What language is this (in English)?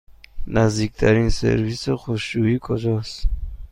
Persian